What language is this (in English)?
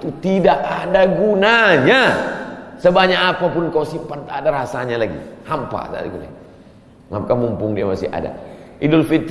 Indonesian